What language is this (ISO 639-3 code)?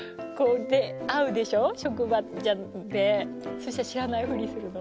jpn